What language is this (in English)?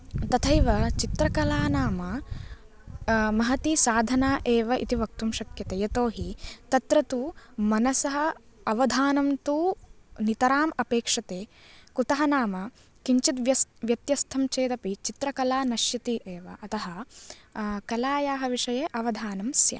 Sanskrit